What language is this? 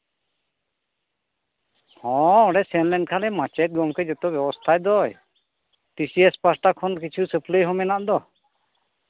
Santali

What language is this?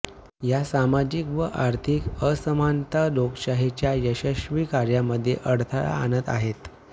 Marathi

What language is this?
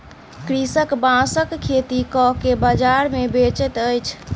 Maithili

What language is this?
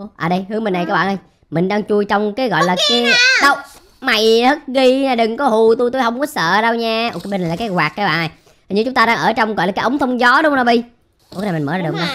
Vietnamese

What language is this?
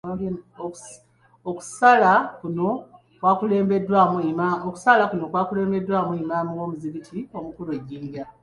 Ganda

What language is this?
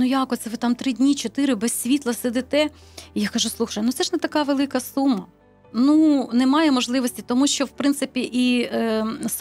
Ukrainian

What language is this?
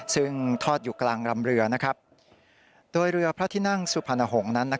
Thai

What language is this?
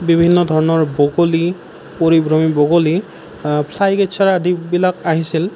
Assamese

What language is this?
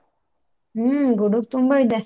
Kannada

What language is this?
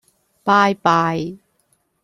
Cantonese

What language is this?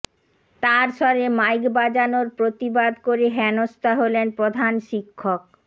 Bangla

